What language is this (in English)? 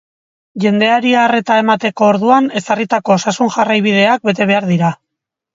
Basque